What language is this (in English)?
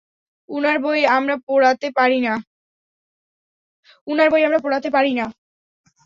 Bangla